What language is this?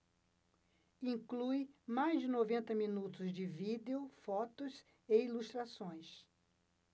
Portuguese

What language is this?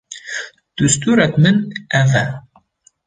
Kurdish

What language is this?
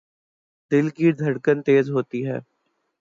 Urdu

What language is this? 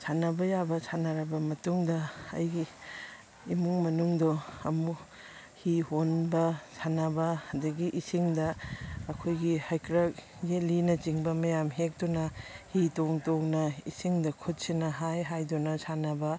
Manipuri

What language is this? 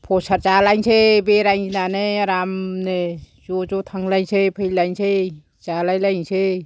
Bodo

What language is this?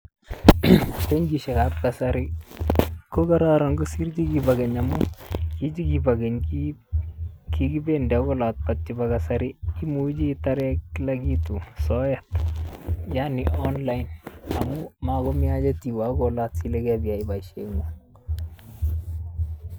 Kalenjin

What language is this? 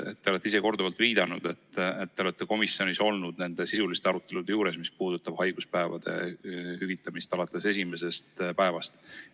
Estonian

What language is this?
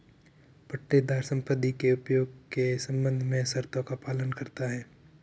Hindi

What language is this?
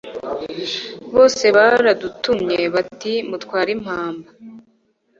Kinyarwanda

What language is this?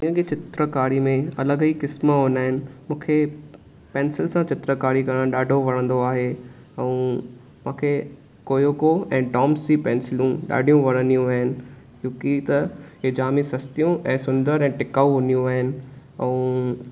Sindhi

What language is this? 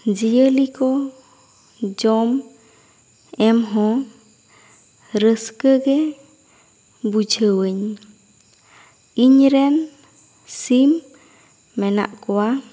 Santali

